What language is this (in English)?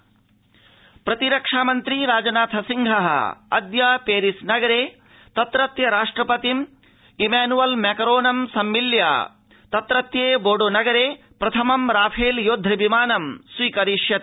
Sanskrit